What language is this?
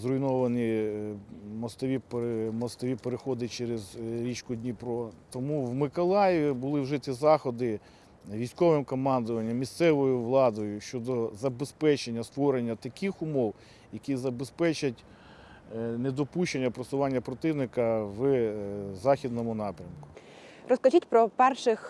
Ukrainian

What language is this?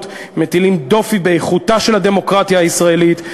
Hebrew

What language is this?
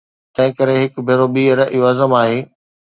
Sindhi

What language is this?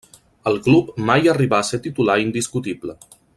Catalan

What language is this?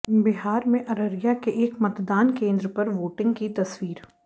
Hindi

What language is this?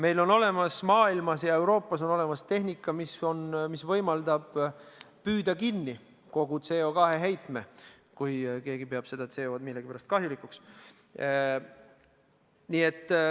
Estonian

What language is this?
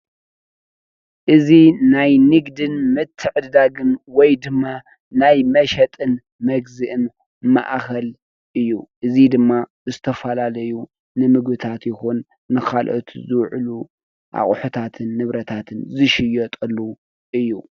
Tigrinya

